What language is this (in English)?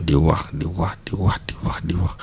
Wolof